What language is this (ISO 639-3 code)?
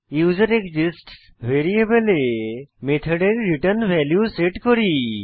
ben